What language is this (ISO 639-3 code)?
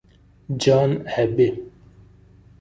ita